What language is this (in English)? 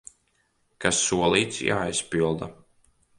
Latvian